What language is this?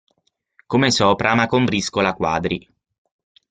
Italian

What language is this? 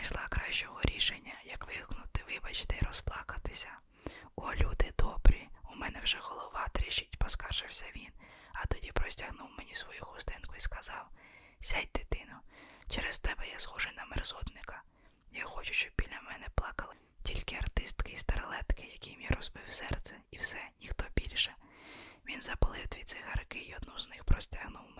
Ukrainian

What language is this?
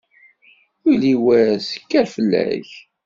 Kabyle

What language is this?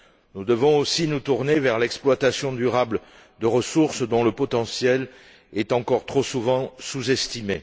French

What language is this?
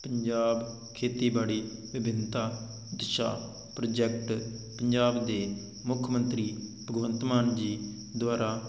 Punjabi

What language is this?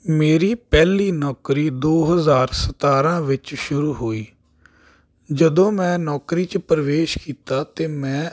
Punjabi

